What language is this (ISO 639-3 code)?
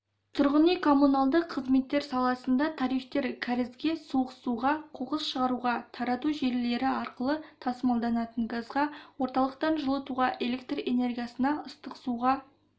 kaz